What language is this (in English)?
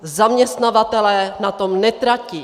Czech